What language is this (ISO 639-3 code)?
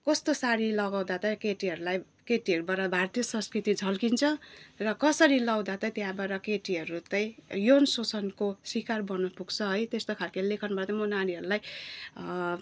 nep